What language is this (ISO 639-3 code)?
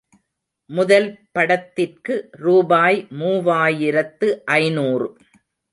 tam